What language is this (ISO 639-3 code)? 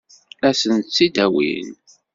kab